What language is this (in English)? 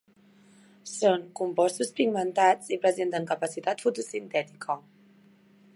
Catalan